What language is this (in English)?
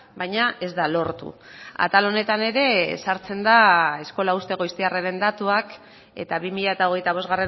Basque